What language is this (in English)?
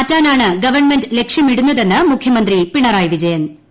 Malayalam